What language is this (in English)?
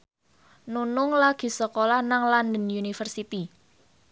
Javanese